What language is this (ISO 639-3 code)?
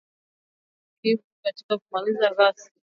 swa